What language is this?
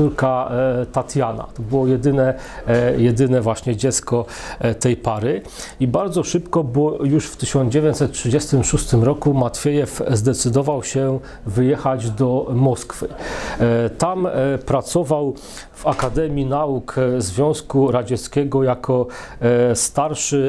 Polish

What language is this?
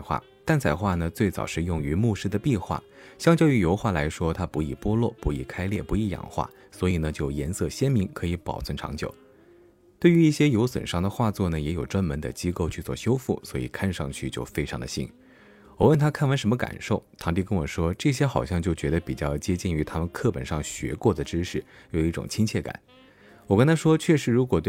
Chinese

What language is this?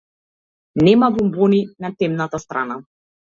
Macedonian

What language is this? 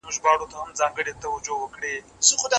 Pashto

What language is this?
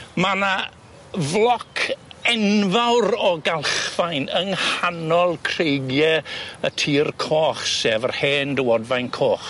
Welsh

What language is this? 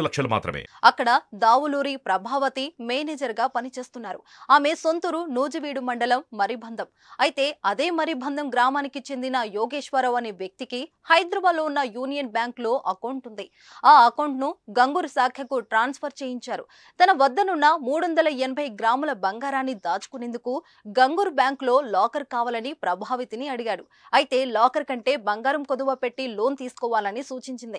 Telugu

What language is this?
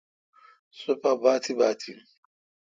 Kalkoti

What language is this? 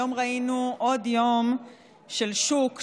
Hebrew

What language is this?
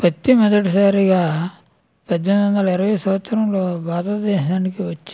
Telugu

